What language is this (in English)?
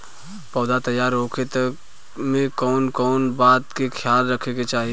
Bhojpuri